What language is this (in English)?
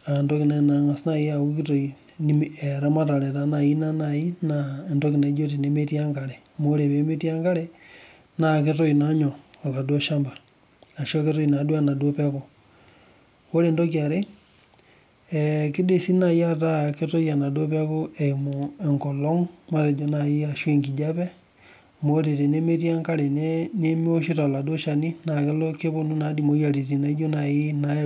Masai